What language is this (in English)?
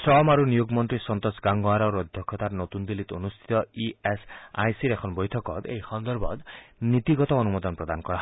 Assamese